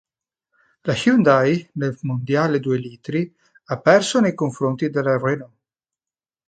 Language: Italian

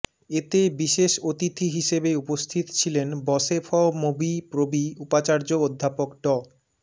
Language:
Bangla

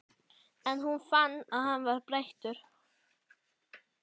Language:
Icelandic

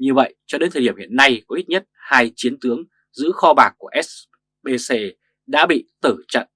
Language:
Vietnamese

